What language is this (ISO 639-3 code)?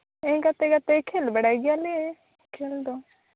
sat